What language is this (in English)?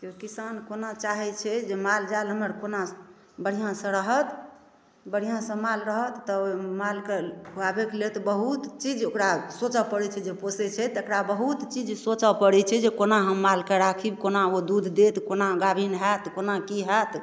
Maithili